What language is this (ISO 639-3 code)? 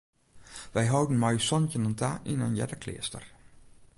fry